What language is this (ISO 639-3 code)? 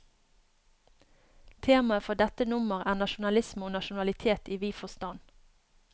nor